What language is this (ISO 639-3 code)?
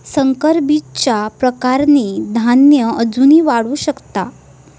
mar